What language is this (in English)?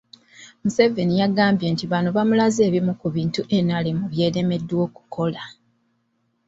Ganda